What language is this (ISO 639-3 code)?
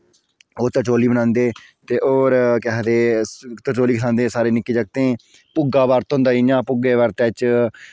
doi